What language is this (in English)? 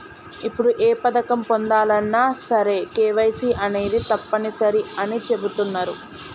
Telugu